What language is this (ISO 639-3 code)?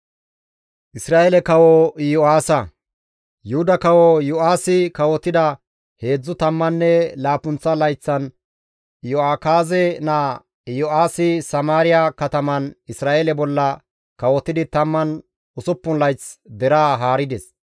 gmv